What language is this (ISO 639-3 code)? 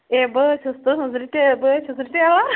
kas